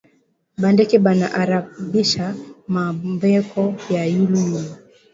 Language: Swahili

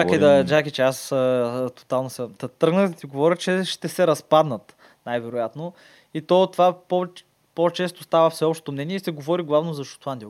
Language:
Bulgarian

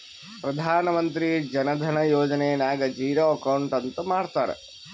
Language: Kannada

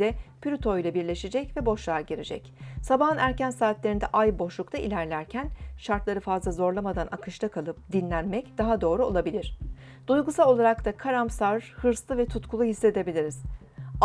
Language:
Turkish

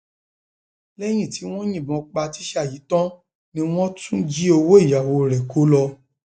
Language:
Yoruba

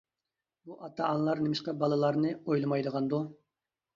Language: Uyghur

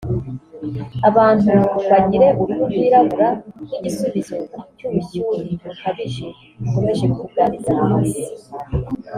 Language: Kinyarwanda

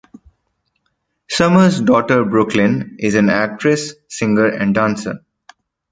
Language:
English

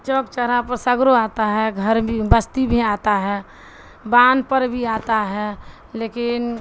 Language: Urdu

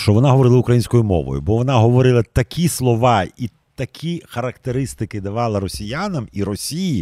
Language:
Ukrainian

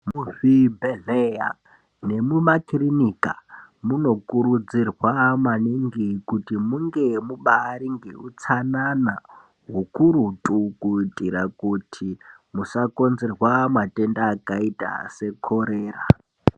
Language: Ndau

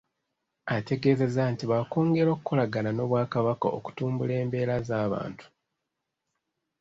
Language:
Ganda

